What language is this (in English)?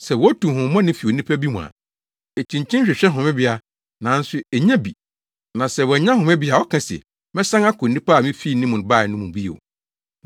Akan